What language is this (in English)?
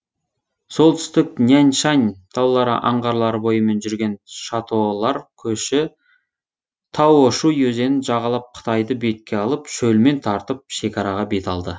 Kazakh